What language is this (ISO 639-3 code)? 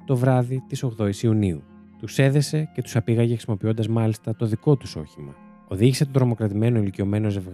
ell